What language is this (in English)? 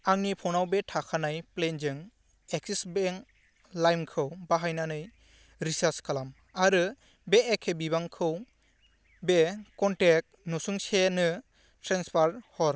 Bodo